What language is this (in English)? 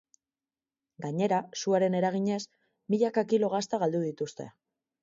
Basque